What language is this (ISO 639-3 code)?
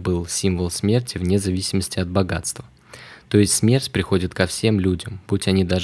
rus